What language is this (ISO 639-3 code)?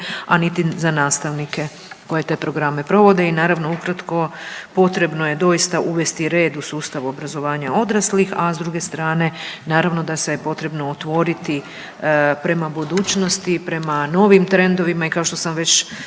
hrv